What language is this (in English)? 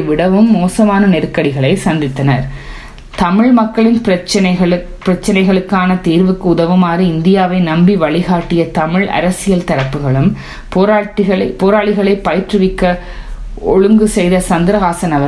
Tamil